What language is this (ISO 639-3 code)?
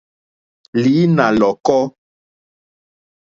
bri